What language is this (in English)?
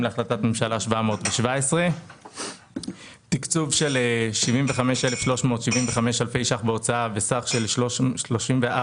Hebrew